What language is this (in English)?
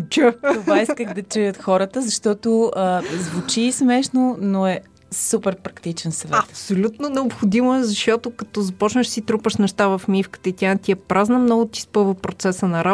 Bulgarian